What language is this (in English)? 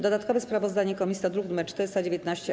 Polish